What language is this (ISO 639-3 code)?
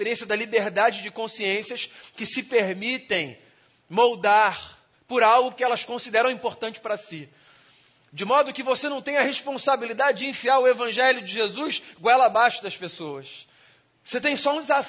por